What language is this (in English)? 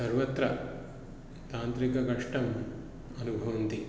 Sanskrit